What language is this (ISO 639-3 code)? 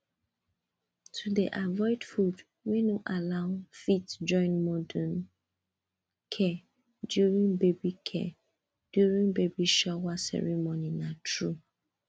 pcm